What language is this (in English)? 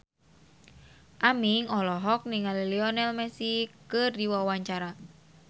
Sundanese